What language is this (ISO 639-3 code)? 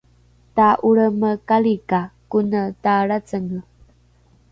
dru